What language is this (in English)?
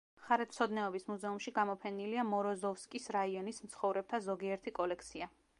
Georgian